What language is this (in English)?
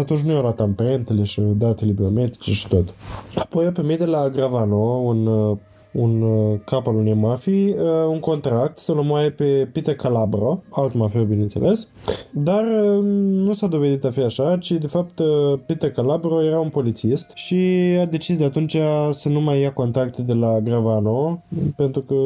Romanian